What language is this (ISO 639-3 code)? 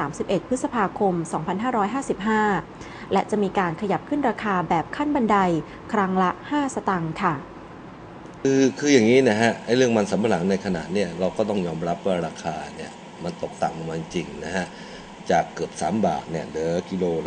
tha